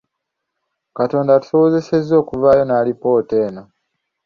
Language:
Ganda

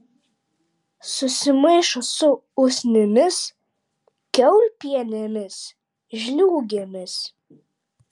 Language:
Lithuanian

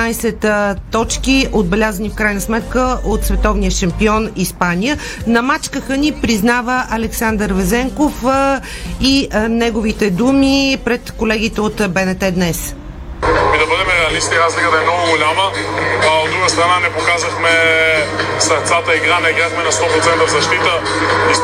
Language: Bulgarian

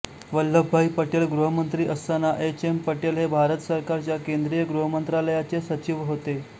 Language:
Marathi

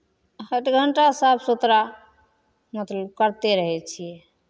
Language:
Maithili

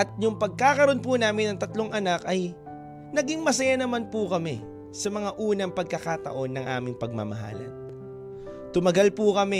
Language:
Filipino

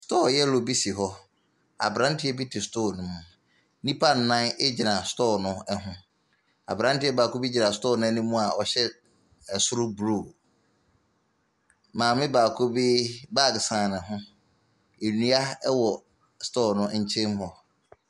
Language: Akan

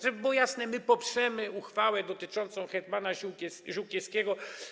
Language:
Polish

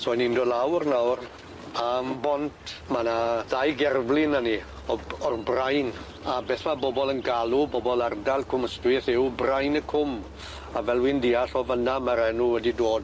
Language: Welsh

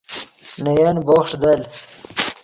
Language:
Yidgha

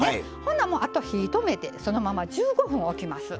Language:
Japanese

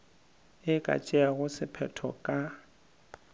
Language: Northern Sotho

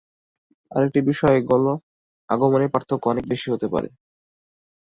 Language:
Bangla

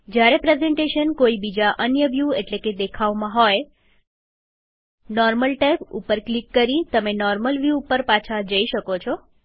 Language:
Gujarati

